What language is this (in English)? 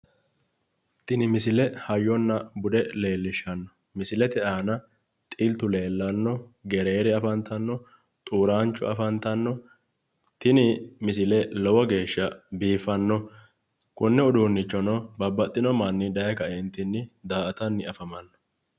Sidamo